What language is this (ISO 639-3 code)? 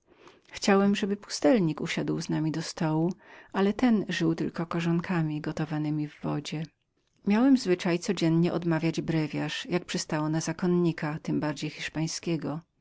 pol